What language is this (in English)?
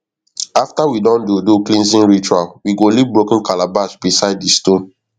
Nigerian Pidgin